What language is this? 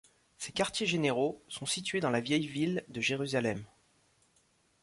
French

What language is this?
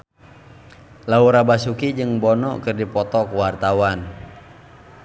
Sundanese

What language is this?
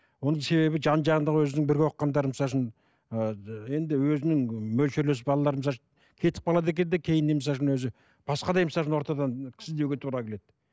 Kazakh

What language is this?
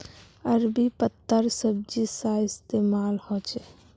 Magahi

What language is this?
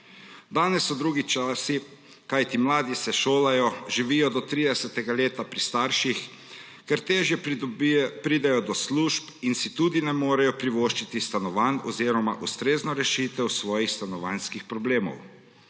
Slovenian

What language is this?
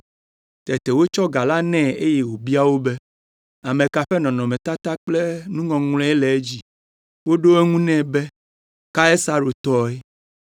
Ewe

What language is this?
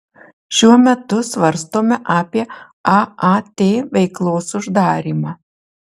Lithuanian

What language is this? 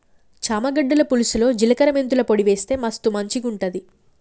Telugu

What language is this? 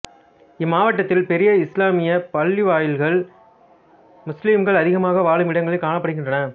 Tamil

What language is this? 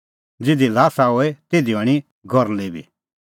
Kullu Pahari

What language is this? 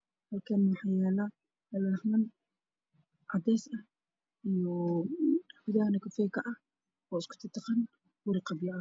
Somali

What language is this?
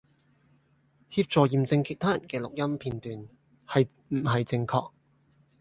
Cantonese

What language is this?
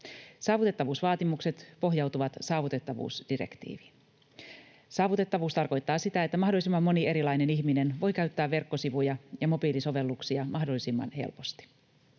Finnish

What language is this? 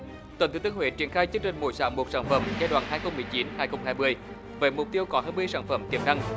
Vietnamese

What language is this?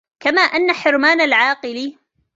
Arabic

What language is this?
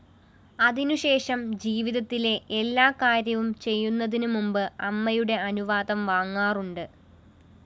Malayalam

